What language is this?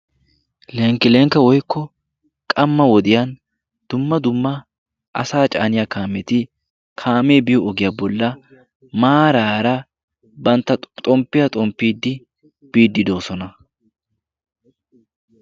Wolaytta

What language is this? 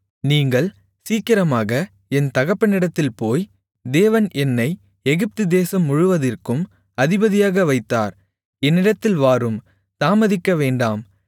Tamil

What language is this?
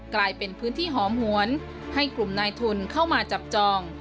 Thai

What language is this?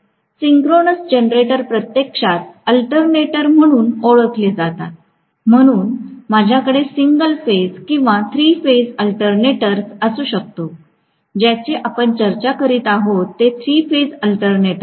Marathi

